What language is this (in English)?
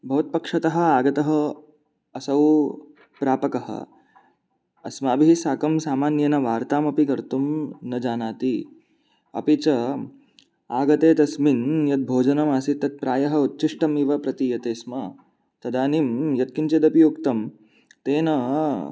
Sanskrit